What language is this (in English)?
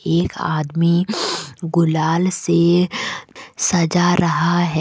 Hindi